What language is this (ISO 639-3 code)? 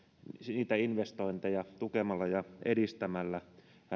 fin